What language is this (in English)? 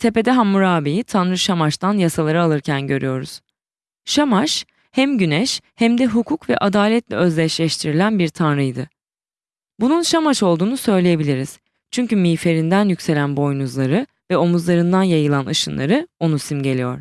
Turkish